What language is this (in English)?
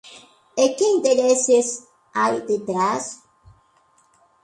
Galician